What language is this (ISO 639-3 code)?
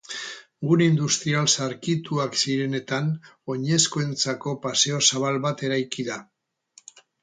eus